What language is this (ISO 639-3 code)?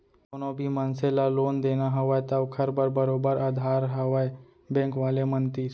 hne